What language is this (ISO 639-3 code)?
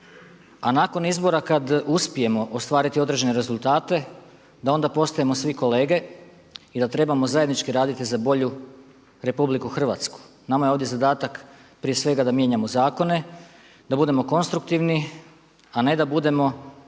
hrv